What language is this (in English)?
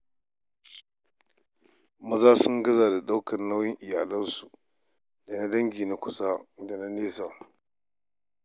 Hausa